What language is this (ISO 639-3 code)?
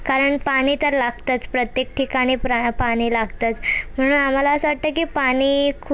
mar